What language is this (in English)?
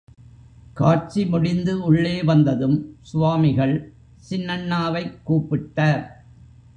Tamil